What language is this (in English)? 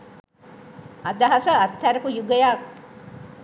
Sinhala